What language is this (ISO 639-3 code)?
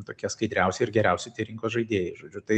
lit